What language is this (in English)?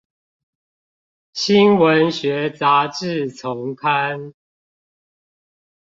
Chinese